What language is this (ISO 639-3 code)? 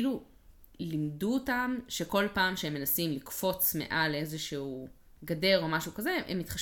heb